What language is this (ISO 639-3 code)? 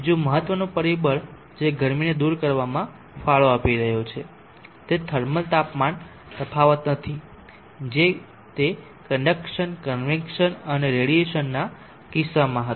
guj